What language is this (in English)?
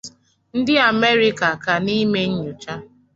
Igbo